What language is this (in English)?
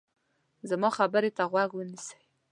Pashto